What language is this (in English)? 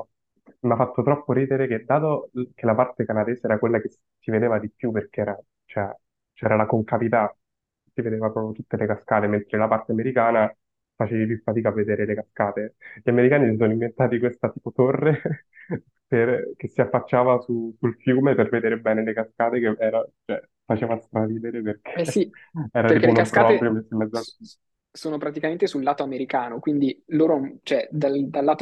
Italian